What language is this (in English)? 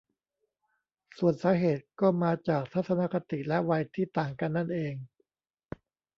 Thai